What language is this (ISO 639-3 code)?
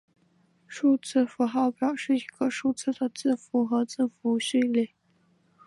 zho